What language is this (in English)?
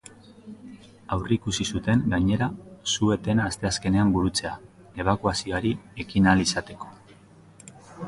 Basque